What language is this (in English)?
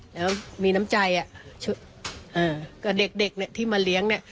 Thai